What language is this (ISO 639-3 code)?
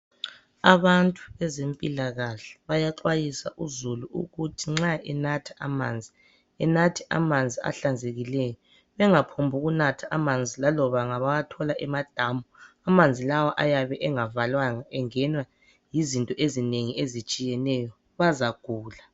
nde